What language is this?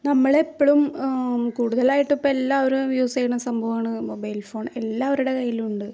Malayalam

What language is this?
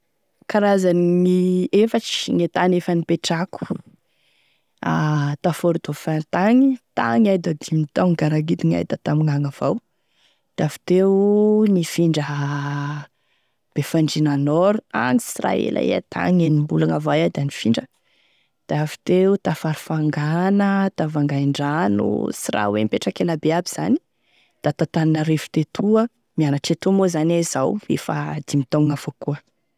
Tesaka Malagasy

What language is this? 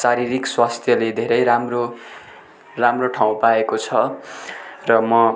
Nepali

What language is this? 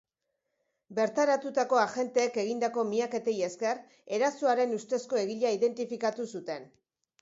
Basque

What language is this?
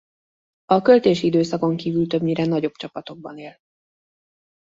Hungarian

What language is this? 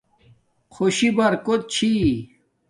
Domaaki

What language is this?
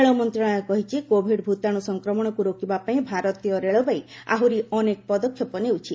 Odia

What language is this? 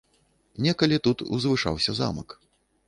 Belarusian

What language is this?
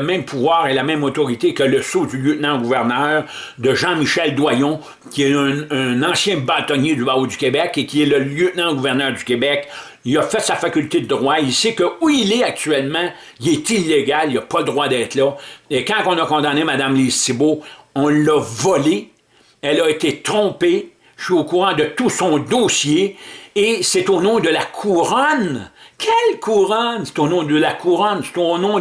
French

